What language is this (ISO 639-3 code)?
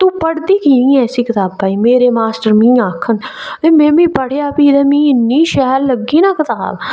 doi